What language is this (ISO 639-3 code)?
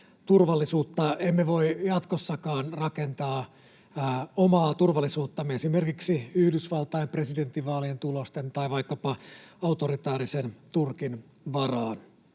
fin